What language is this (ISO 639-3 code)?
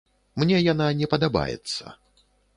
bel